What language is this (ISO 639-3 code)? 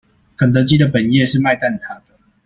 zho